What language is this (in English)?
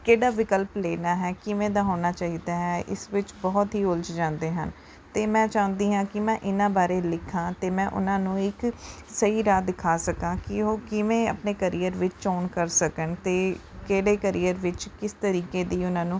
Punjabi